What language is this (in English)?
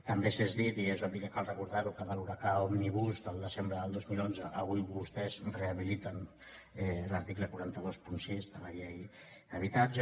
Catalan